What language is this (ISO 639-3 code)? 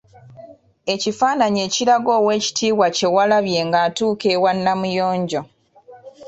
lug